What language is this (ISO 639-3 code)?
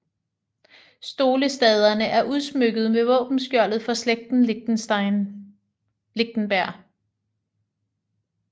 dan